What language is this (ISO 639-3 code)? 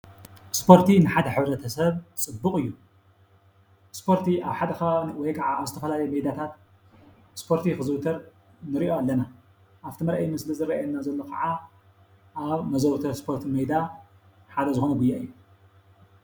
tir